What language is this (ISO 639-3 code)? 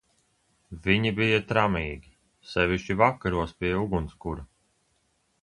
lav